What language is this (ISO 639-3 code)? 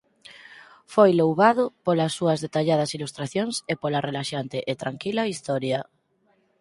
glg